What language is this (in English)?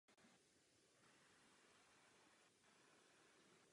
Czech